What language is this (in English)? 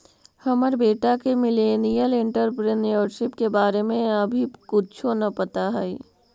Magahi